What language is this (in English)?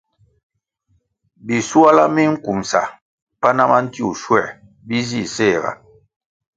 Kwasio